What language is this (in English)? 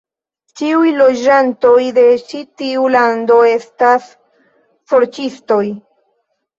Esperanto